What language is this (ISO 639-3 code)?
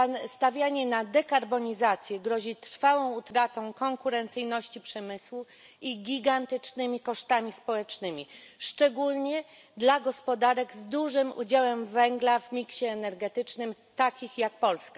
pol